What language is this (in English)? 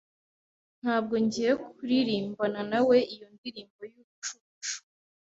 Kinyarwanda